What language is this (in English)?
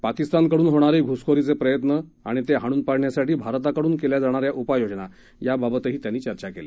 Marathi